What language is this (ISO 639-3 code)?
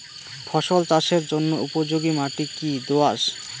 ben